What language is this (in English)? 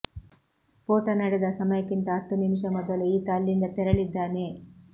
Kannada